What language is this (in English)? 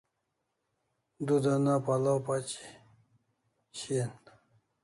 Kalasha